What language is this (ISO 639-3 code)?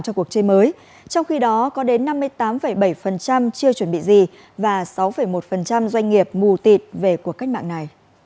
vie